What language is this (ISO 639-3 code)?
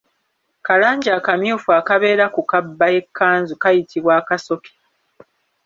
lug